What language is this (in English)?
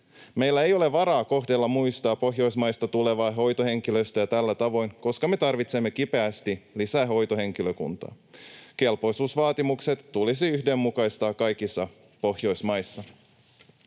Finnish